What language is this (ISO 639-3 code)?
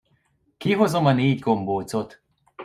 hun